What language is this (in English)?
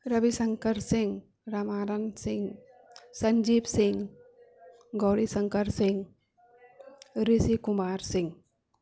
Maithili